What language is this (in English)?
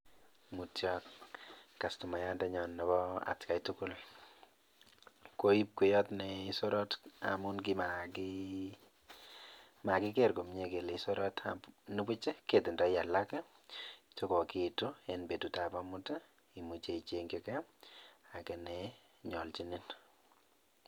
Kalenjin